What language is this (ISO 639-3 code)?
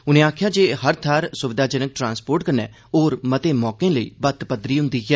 doi